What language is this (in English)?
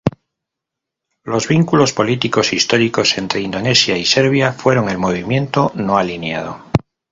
Spanish